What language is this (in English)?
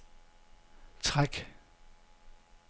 Danish